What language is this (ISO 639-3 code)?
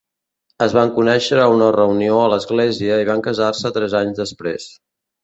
cat